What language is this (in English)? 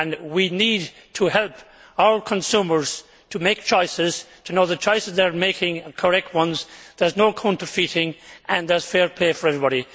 English